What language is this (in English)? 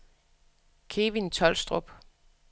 Danish